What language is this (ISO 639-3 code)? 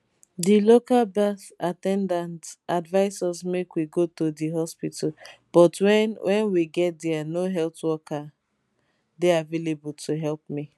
pcm